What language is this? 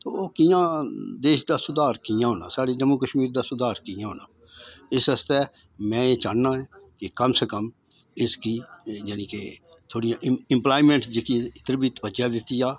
Dogri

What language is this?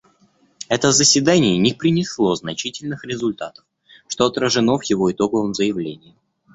Russian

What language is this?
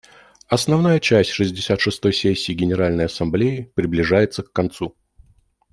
Russian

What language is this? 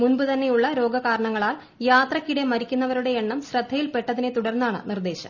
Malayalam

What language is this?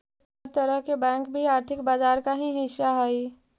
Magahi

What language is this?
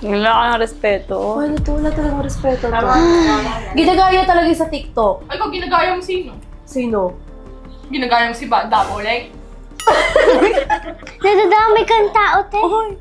Filipino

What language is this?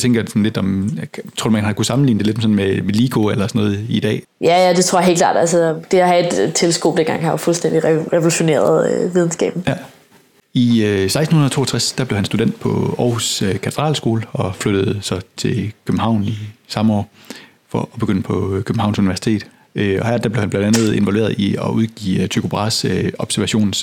Danish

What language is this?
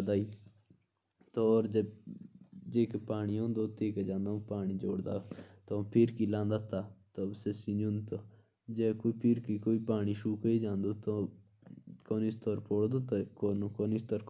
Jaunsari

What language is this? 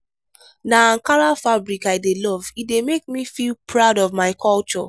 Nigerian Pidgin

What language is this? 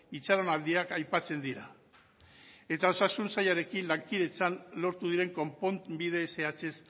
Basque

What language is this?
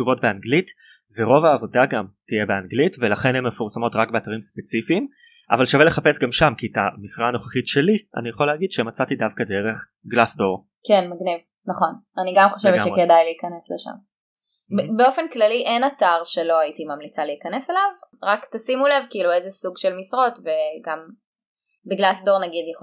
Hebrew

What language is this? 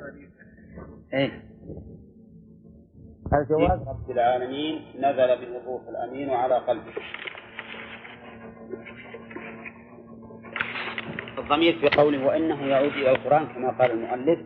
Arabic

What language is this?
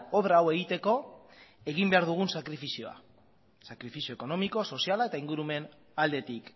Basque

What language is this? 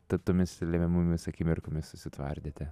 Lithuanian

